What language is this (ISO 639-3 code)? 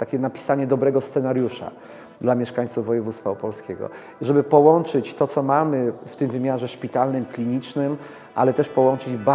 pol